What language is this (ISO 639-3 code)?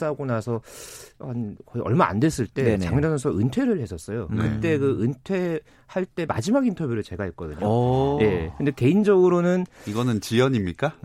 kor